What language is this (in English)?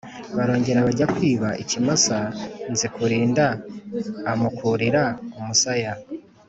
Kinyarwanda